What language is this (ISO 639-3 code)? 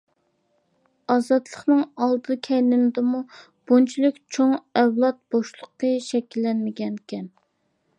uig